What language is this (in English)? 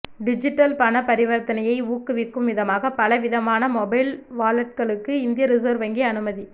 Tamil